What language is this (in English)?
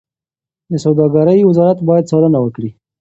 Pashto